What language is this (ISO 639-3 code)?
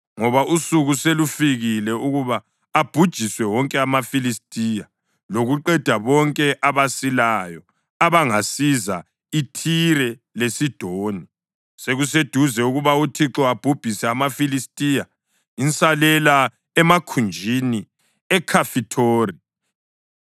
nde